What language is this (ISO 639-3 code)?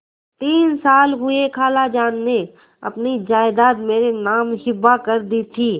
hin